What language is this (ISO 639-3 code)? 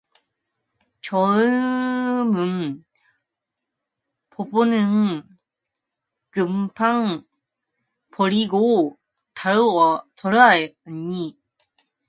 kor